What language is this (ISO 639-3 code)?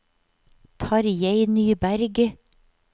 nor